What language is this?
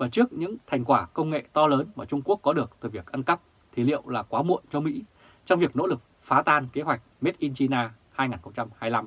Vietnamese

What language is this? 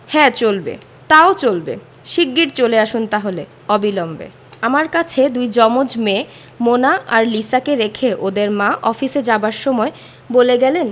Bangla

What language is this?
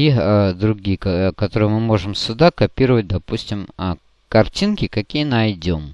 Russian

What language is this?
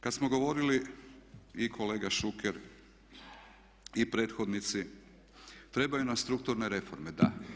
Croatian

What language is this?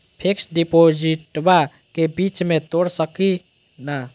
Magahi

